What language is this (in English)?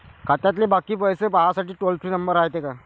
Marathi